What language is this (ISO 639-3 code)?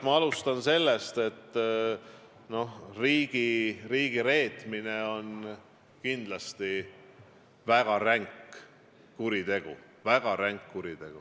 est